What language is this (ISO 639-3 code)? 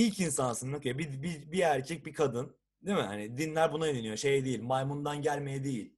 tur